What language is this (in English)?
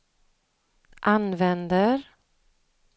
Swedish